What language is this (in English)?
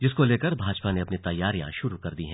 Hindi